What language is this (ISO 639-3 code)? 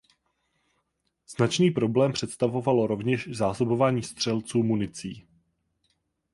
ces